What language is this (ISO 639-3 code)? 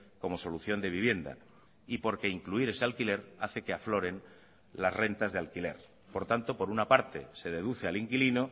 spa